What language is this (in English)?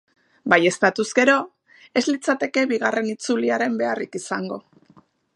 Basque